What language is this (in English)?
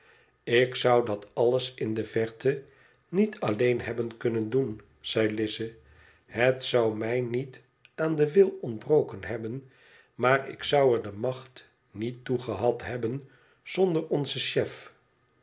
Dutch